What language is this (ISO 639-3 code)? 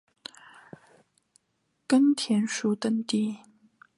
zho